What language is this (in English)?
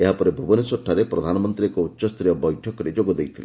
Odia